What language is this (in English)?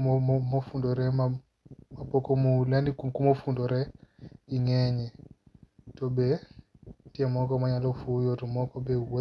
Luo (Kenya and Tanzania)